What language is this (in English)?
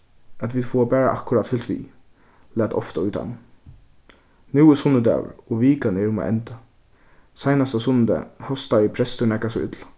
Faroese